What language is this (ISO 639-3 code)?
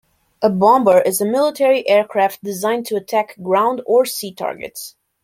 eng